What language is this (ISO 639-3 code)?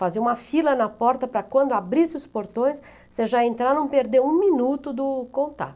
por